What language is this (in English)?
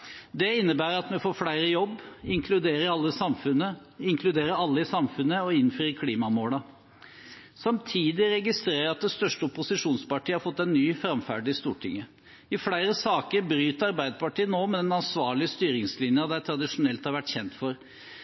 Norwegian Bokmål